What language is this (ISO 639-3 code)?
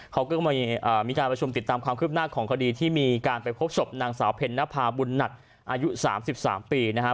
tha